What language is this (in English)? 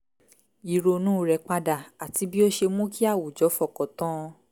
Yoruba